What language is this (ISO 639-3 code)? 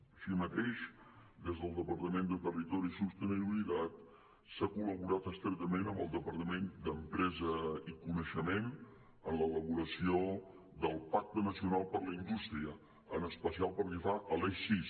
cat